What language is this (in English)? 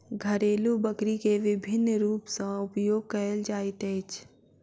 Maithili